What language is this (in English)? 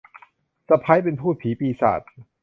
Thai